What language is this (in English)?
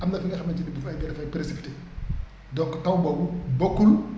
Wolof